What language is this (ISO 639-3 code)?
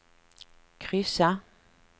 swe